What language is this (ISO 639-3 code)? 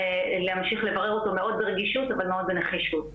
heb